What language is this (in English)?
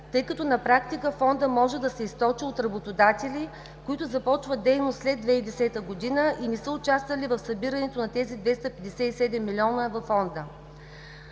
Bulgarian